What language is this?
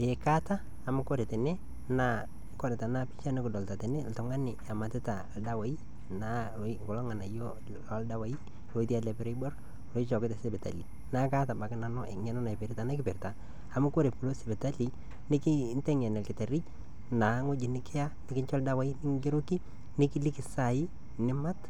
Masai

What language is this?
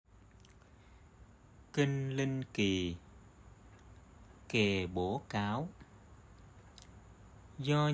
Vietnamese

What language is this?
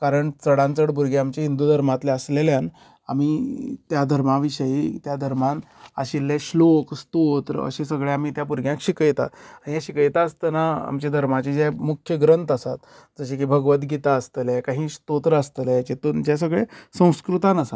Konkani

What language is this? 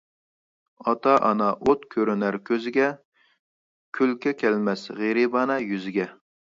Uyghur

